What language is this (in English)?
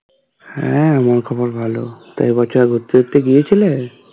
Bangla